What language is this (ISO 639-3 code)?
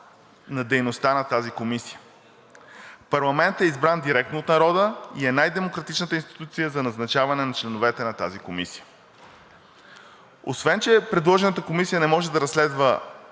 bul